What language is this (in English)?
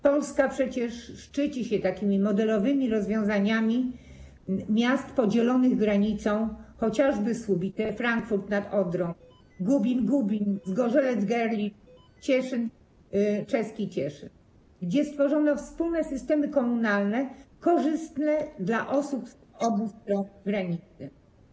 Polish